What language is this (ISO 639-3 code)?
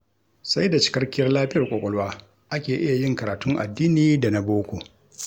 hau